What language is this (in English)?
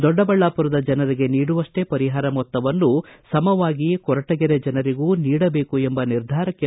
Kannada